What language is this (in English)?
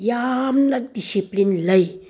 Manipuri